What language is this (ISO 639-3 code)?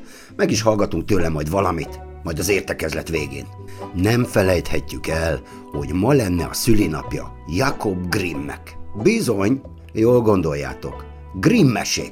hun